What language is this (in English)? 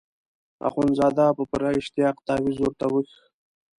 Pashto